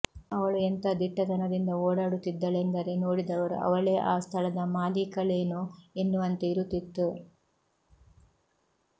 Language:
Kannada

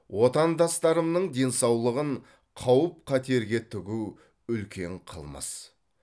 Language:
Kazakh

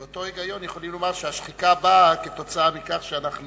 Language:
Hebrew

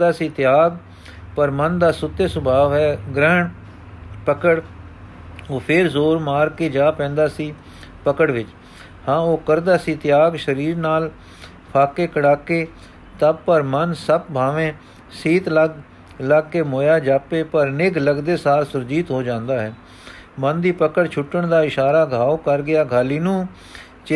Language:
Punjabi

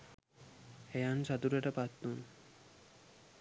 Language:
Sinhala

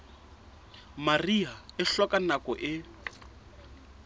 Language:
Southern Sotho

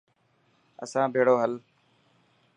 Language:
Dhatki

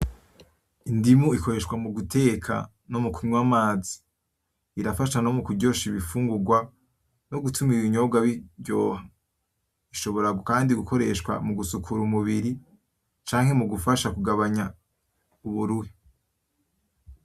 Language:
Rundi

